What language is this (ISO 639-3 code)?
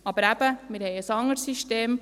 gsw